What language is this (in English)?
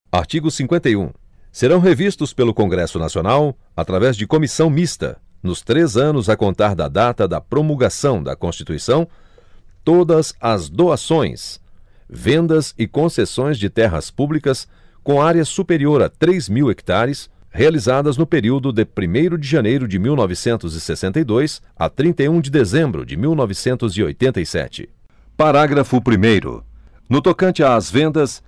Portuguese